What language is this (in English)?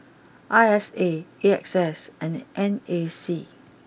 English